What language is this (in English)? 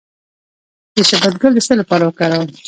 Pashto